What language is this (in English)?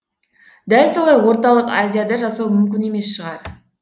Kazakh